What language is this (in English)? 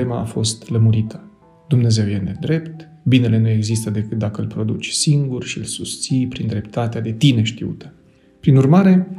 Romanian